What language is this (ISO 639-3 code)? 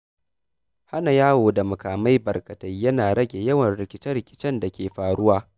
hau